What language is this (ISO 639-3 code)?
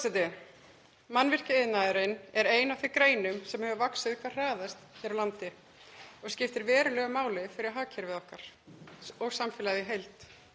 isl